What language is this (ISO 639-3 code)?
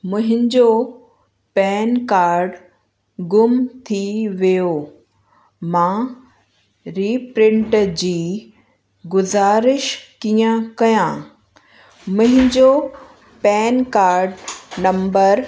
snd